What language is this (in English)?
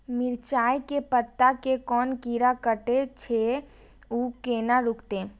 Maithili